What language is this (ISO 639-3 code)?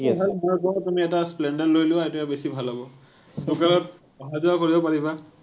asm